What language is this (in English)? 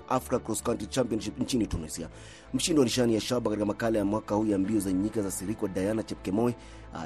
Swahili